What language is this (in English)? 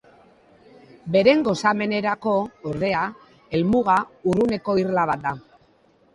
Basque